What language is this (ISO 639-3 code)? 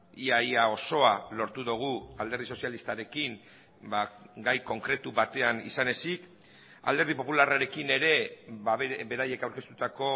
eus